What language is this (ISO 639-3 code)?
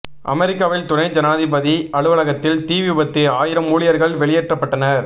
tam